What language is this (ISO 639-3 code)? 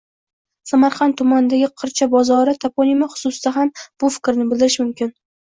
uzb